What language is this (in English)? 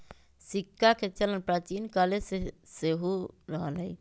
Magahi